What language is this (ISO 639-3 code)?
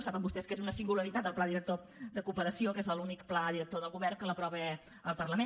cat